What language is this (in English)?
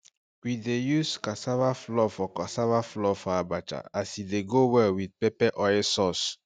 Nigerian Pidgin